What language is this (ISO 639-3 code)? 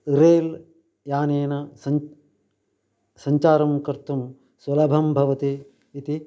san